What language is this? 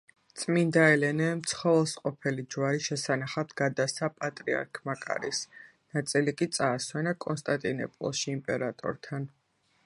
Georgian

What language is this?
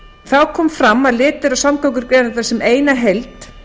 Icelandic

